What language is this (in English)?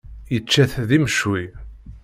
Kabyle